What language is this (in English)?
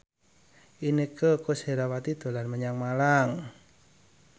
Javanese